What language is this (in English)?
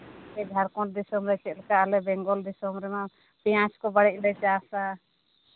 Santali